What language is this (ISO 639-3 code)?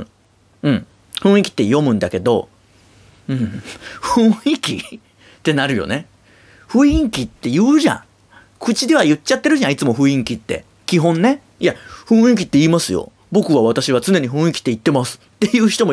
jpn